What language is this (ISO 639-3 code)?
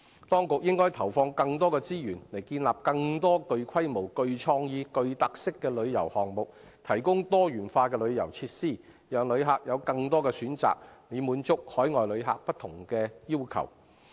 yue